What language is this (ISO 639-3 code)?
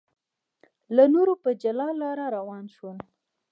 pus